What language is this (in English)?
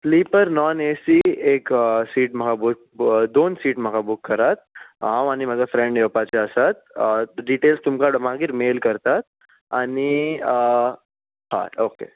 Konkani